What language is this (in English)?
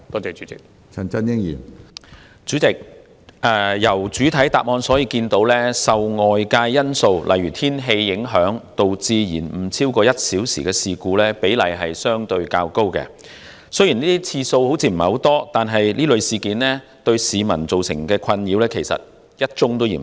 Cantonese